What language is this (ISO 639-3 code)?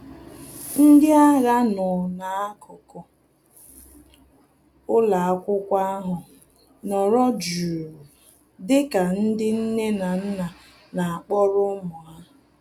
ibo